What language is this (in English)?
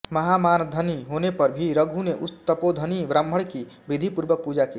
Hindi